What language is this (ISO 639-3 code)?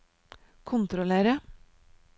nor